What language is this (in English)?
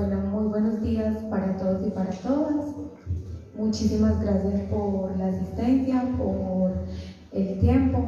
Spanish